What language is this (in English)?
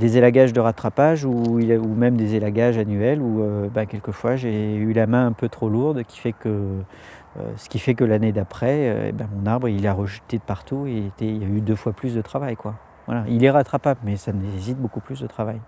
French